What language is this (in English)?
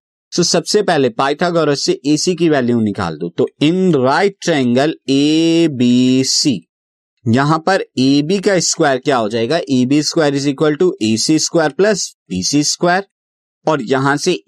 Hindi